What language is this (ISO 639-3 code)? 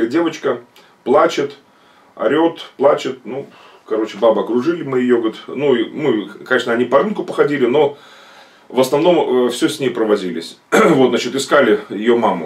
rus